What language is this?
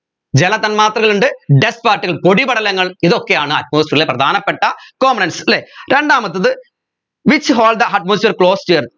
Malayalam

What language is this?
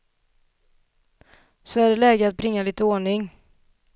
Swedish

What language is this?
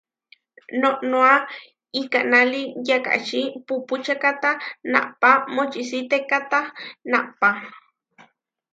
Huarijio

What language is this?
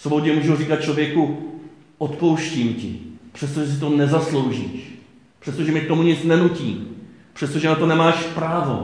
Czech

